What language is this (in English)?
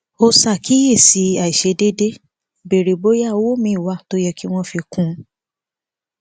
Yoruba